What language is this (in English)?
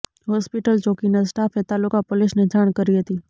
Gujarati